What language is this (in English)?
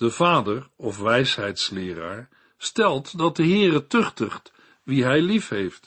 Dutch